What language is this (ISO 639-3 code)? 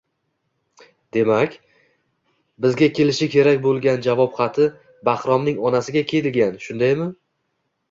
uzb